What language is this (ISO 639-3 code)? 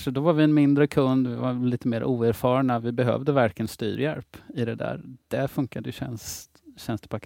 swe